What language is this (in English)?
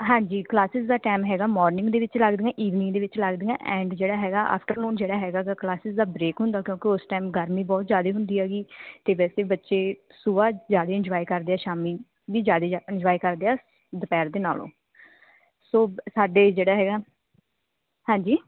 Punjabi